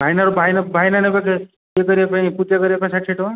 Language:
Odia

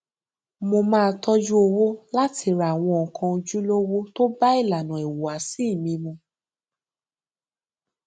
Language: Yoruba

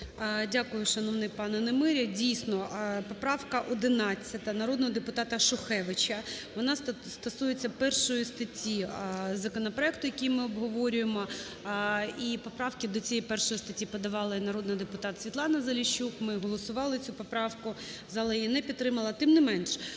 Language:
Ukrainian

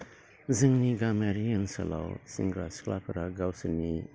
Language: Bodo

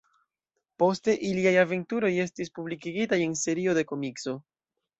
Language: Esperanto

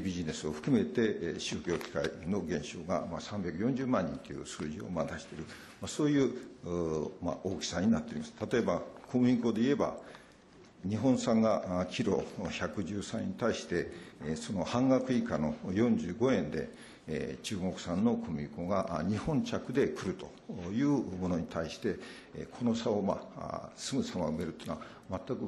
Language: Japanese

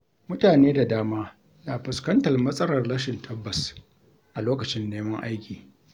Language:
Hausa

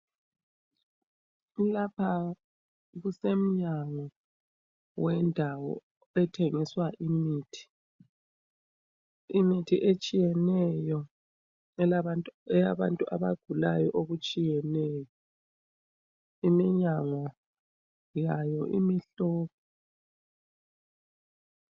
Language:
North Ndebele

